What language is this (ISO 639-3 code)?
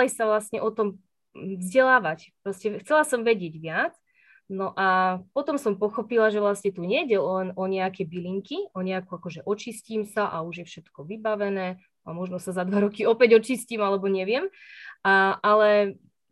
slk